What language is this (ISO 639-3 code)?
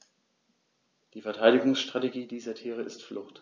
deu